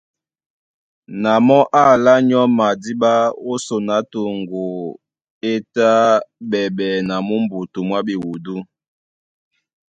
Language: Duala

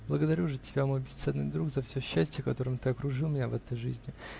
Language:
Russian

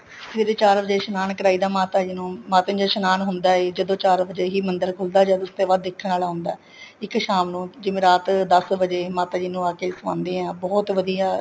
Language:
Punjabi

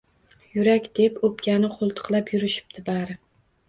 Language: Uzbek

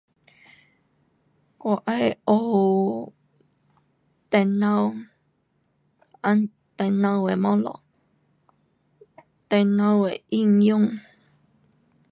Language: Pu-Xian Chinese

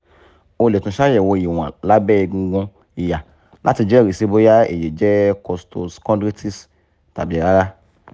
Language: Yoruba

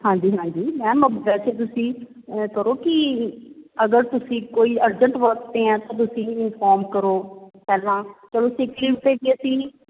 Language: Punjabi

